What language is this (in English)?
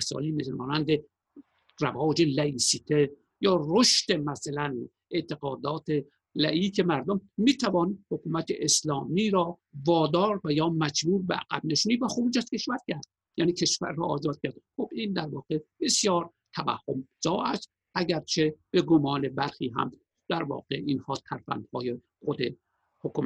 Persian